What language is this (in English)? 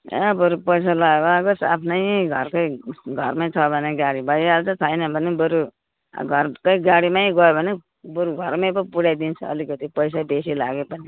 Nepali